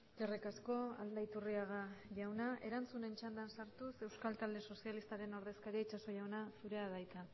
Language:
Basque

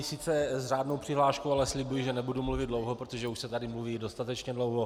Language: Czech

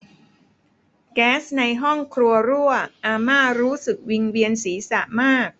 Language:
Thai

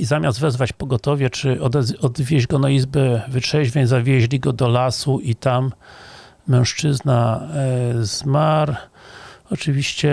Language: Polish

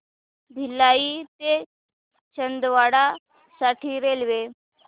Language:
Marathi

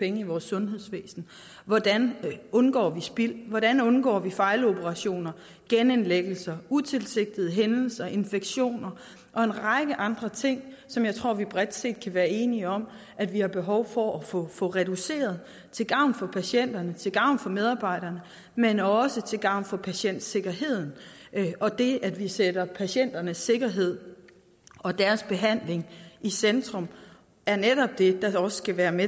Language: Danish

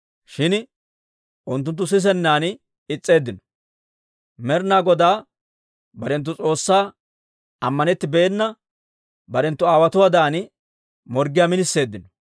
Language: Dawro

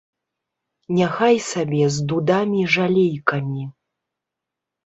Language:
Belarusian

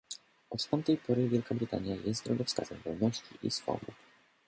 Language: Polish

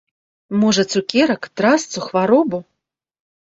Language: Belarusian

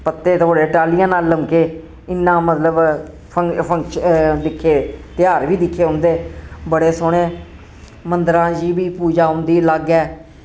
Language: Dogri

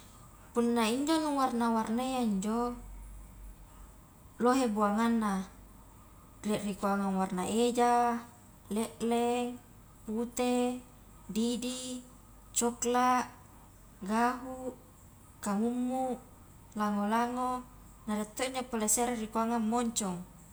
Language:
Highland Konjo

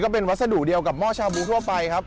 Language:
Thai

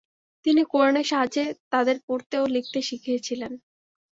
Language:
Bangla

